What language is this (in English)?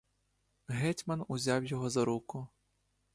Ukrainian